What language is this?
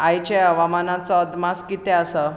Konkani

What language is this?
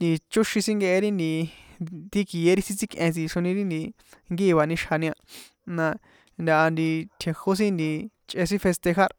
San Juan Atzingo Popoloca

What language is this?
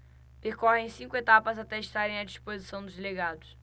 Portuguese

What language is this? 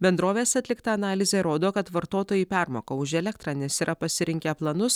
Lithuanian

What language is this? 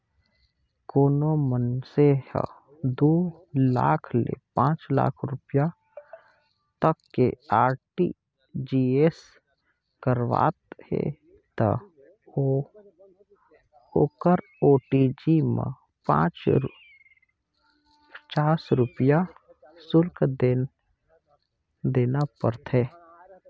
Chhattisgarhi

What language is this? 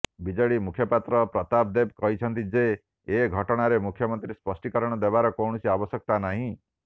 Odia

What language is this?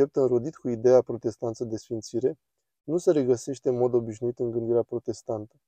Romanian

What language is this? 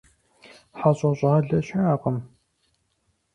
Kabardian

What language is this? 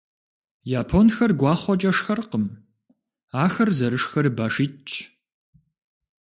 Kabardian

